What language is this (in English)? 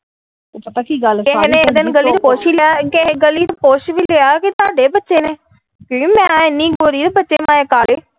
Punjabi